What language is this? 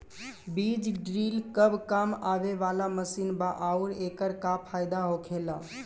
Bhojpuri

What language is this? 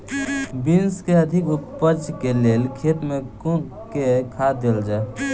Maithili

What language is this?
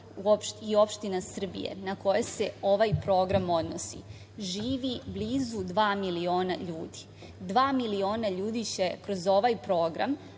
Serbian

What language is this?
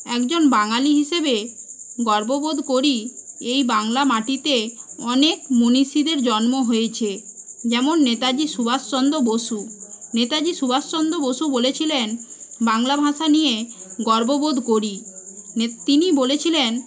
Bangla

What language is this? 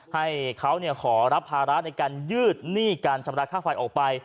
Thai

